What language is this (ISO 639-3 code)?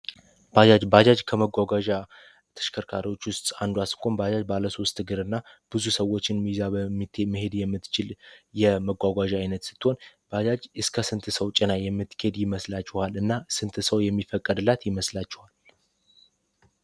amh